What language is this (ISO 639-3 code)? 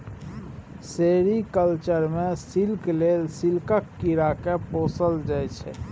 mai